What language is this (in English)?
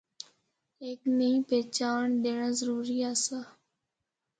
Northern Hindko